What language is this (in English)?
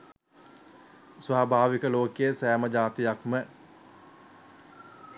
Sinhala